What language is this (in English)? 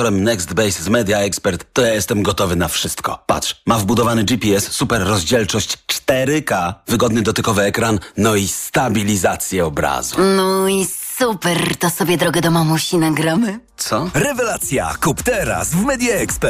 Polish